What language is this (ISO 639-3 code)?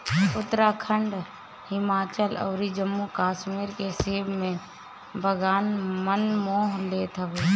bho